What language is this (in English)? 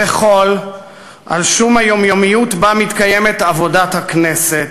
Hebrew